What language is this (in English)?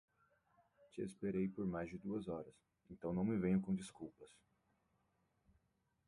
Portuguese